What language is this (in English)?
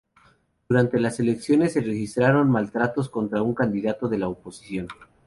Spanish